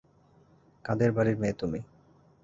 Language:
Bangla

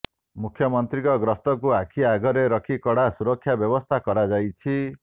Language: Odia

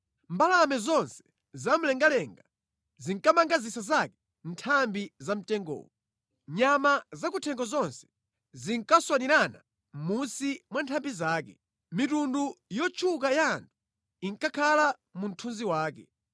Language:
Nyanja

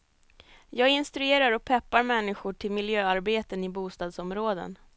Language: Swedish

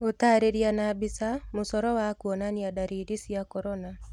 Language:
Kikuyu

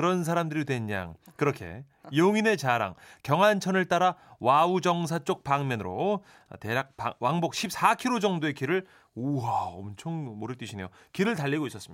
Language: Korean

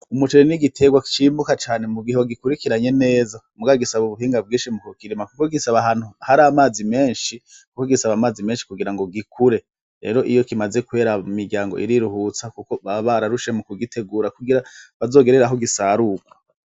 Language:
Rundi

